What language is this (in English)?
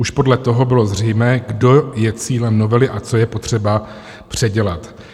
Czech